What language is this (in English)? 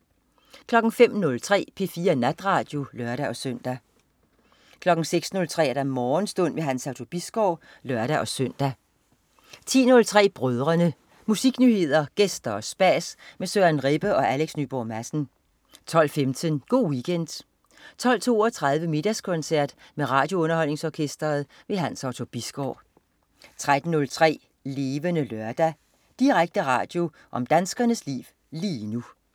Danish